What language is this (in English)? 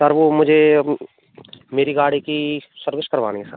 Hindi